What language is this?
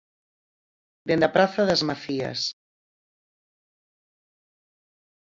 Galician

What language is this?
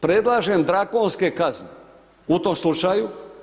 Croatian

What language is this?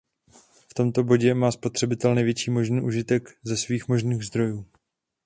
Czech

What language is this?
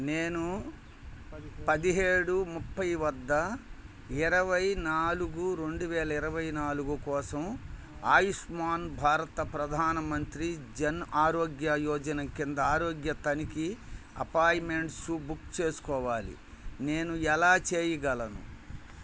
Telugu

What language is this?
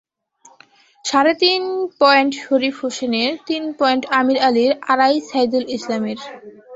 Bangla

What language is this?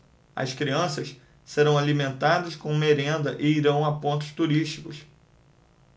Portuguese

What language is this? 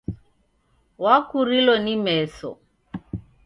Taita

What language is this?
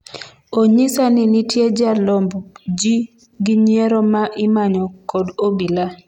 Luo (Kenya and Tanzania)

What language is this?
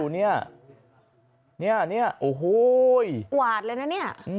Thai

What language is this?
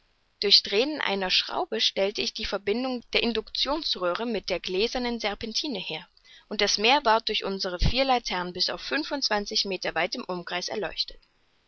German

